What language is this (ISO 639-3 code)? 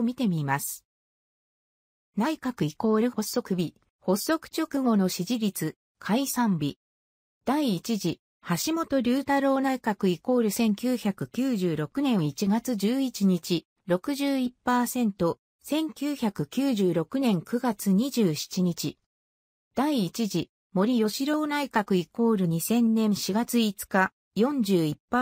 jpn